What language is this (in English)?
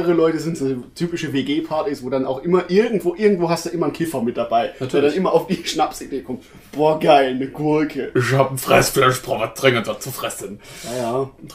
German